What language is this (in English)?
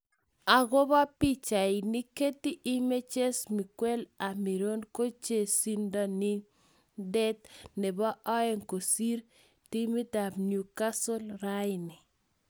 Kalenjin